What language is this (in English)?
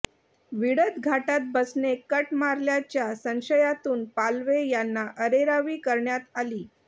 Marathi